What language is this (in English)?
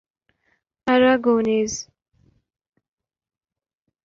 Urdu